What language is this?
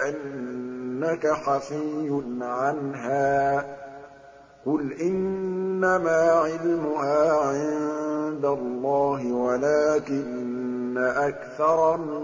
Arabic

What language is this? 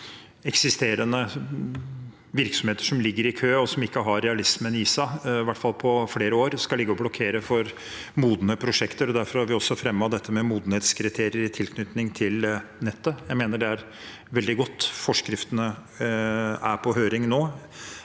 Norwegian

